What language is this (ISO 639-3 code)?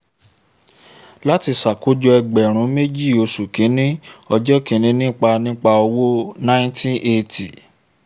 yor